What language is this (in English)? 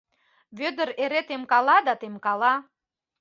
Mari